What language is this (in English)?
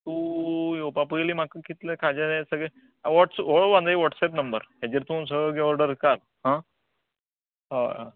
Konkani